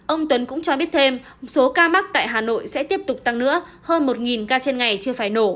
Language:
Vietnamese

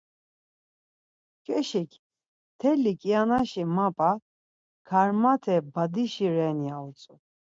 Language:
Laz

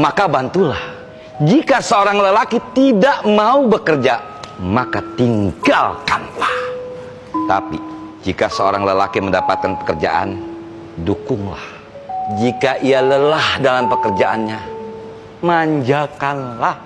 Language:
Indonesian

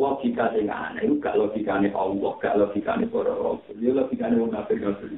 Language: Malay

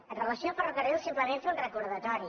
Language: Catalan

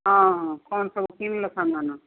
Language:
Odia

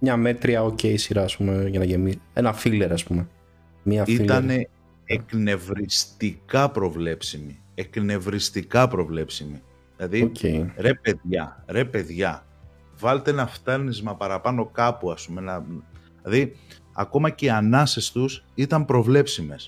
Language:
Greek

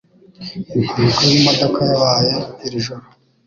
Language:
Kinyarwanda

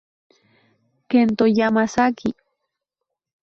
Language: Spanish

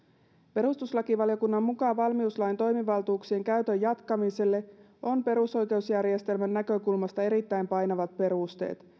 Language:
Finnish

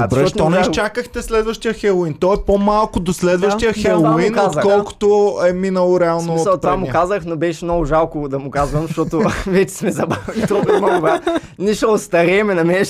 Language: Bulgarian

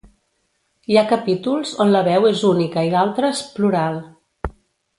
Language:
Catalan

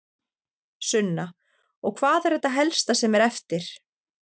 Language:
Icelandic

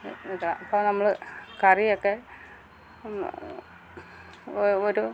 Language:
Malayalam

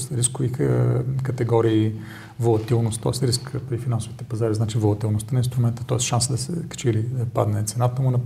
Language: Bulgarian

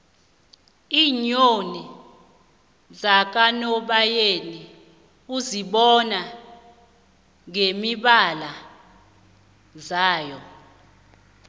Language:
South Ndebele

